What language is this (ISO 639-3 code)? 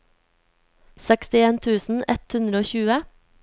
nor